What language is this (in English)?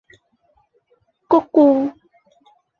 Cantonese